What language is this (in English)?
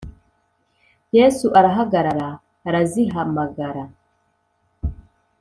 Kinyarwanda